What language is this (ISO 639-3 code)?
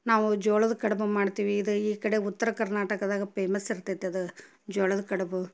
kan